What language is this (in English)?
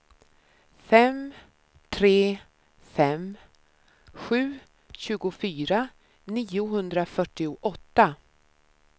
Swedish